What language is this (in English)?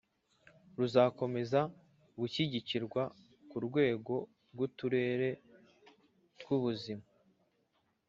Kinyarwanda